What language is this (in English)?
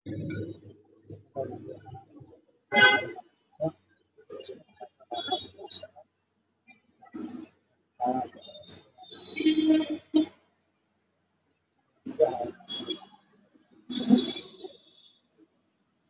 Somali